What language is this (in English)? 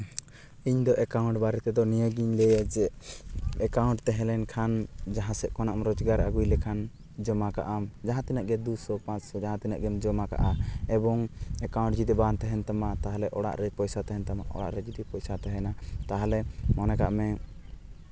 Santali